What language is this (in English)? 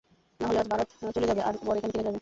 Bangla